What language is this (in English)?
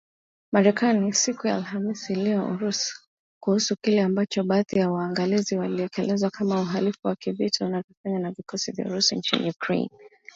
Swahili